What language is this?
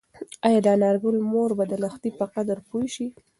Pashto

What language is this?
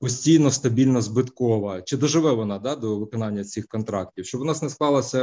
Ukrainian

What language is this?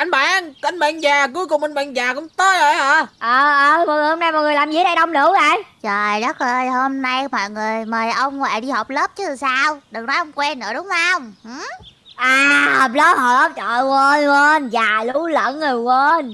Vietnamese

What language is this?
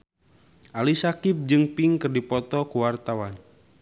Sundanese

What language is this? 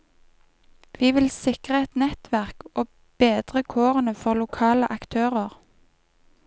Norwegian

